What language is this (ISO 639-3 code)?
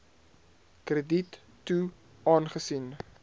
afr